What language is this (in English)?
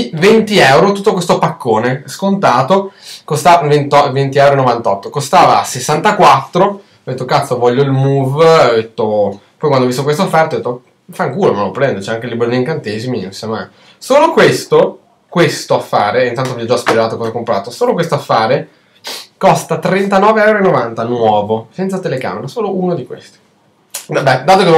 Italian